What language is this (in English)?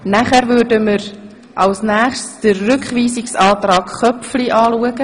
Swiss German